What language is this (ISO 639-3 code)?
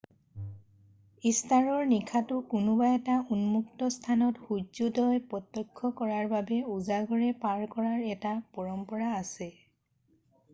asm